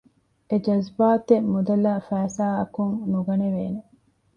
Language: Divehi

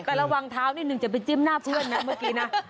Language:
Thai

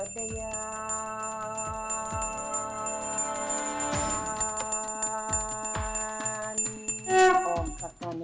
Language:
Thai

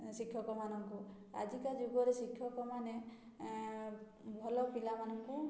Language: Odia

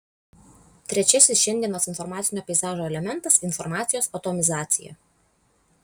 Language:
Lithuanian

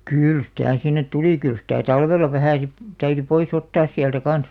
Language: Finnish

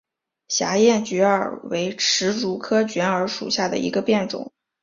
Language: Chinese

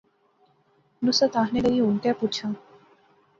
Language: Pahari-Potwari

